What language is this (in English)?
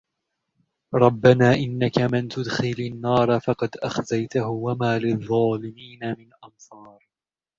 Arabic